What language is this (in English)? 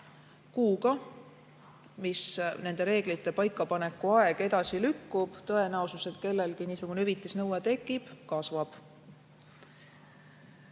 Estonian